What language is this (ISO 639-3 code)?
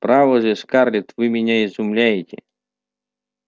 rus